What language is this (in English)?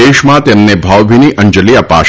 Gujarati